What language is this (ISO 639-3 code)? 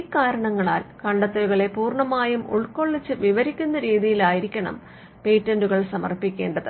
mal